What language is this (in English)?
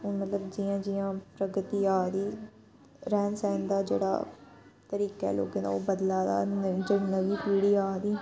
Dogri